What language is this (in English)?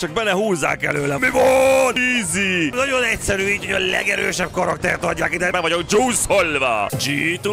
Hungarian